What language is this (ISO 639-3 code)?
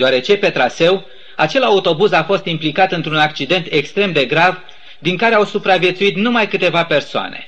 ron